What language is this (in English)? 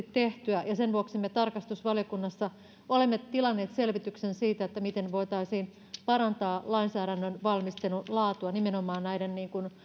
Finnish